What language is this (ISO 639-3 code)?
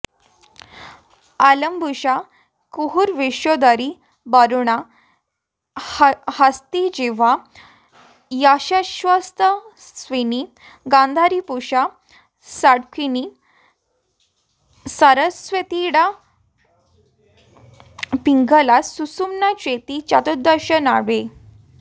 san